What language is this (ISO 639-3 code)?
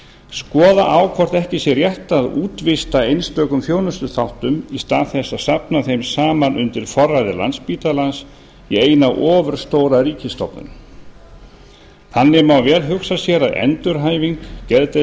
isl